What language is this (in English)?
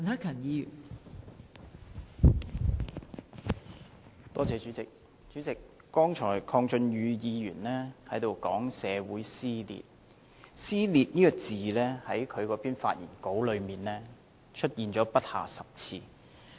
Cantonese